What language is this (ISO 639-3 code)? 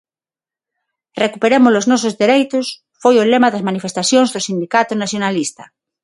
glg